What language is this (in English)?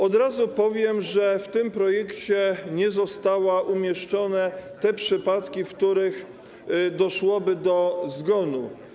Polish